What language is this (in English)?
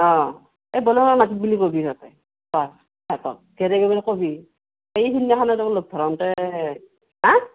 Assamese